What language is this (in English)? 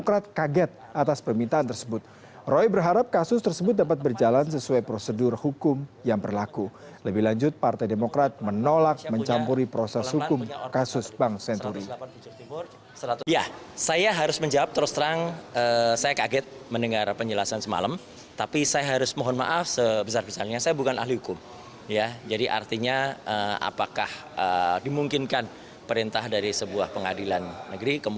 Indonesian